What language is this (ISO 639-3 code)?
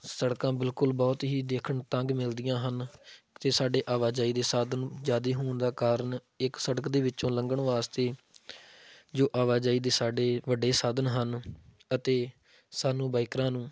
pan